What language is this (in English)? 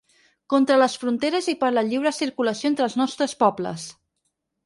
Catalan